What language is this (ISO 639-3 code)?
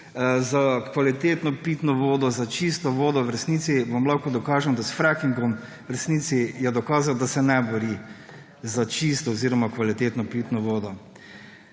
slv